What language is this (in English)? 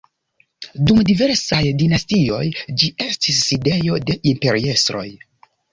Esperanto